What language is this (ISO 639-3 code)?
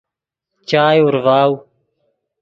ydg